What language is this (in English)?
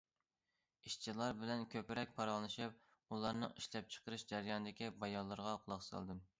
Uyghur